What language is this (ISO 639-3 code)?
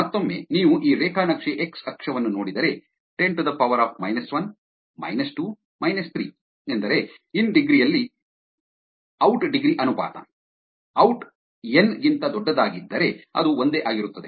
kan